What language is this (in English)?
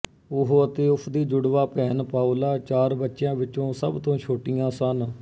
Punjabi